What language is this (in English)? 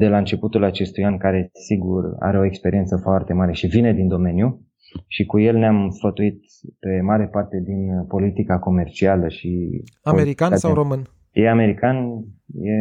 Romanian